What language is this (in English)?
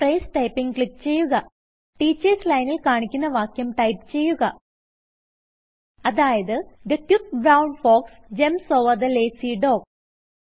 Malayalam